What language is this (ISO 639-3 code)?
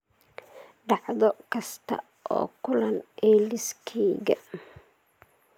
som